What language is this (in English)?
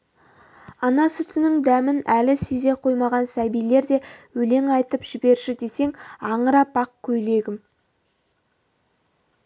Kazakh